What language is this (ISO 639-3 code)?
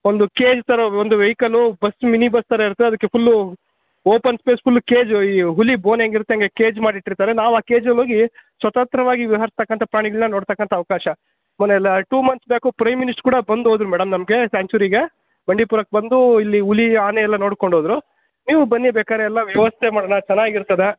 kan